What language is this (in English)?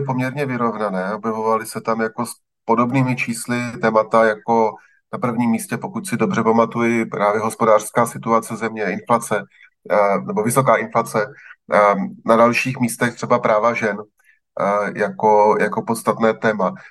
Czech